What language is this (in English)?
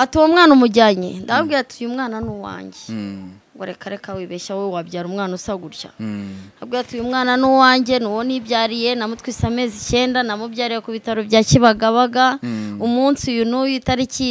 Romanian